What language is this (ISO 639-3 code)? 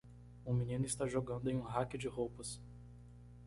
por